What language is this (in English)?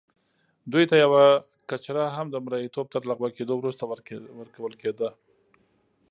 Pashto